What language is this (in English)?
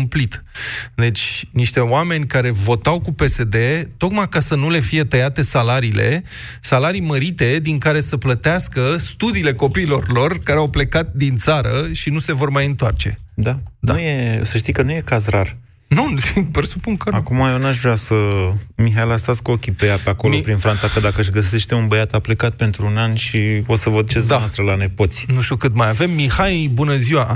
Romanian